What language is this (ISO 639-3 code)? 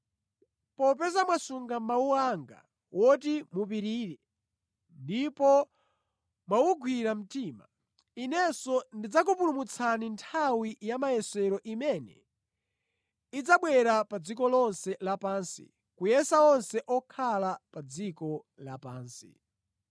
nya